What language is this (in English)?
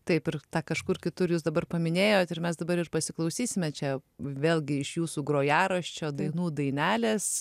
Lithuanian